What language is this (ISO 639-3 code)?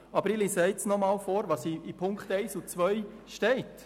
gsw